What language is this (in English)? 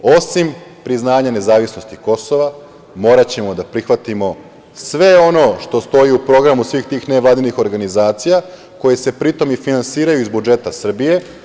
Serbian